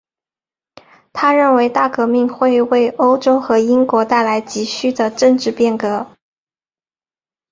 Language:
Chinese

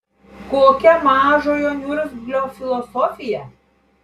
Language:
Lithuanian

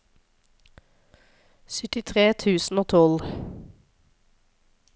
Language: Norwegian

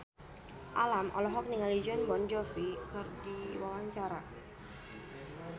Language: Sundanese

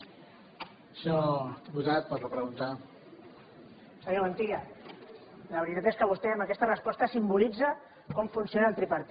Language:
Catalan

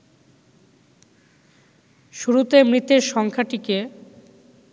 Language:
Bangla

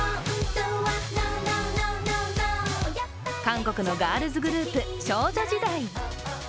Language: Japanese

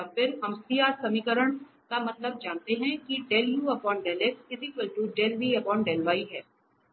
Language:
Hindi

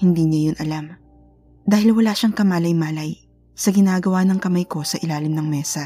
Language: Filipino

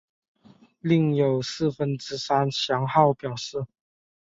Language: Chinese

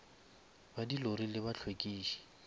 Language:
Northern Sotho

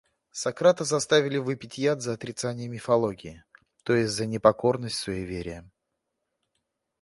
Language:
Russian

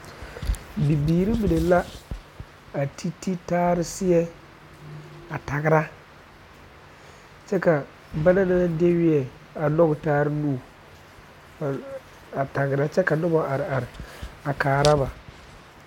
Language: Southern Dagaare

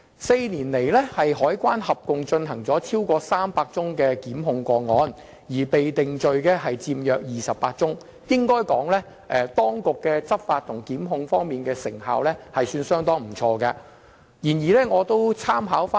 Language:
Cantonese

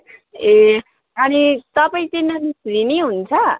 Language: Nepali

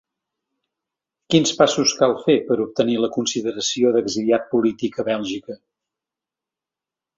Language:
Catalan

